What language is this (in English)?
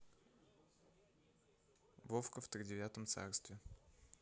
Russian